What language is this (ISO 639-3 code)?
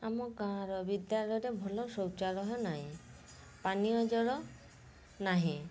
ori